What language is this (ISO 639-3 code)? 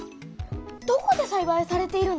jpn